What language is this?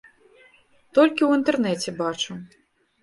Belarusian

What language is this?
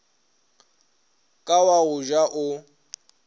Northern Sotho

